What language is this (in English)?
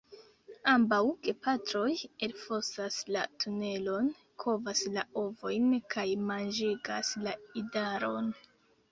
Esperanto